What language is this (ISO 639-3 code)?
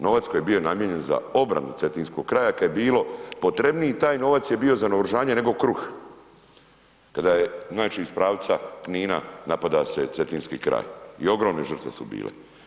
hrv